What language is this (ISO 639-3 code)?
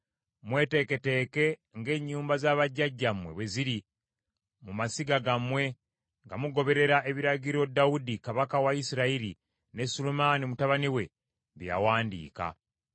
lug